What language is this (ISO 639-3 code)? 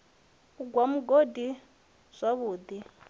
ven